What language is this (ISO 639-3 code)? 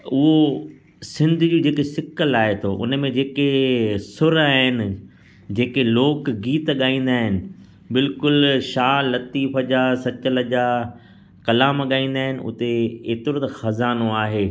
snd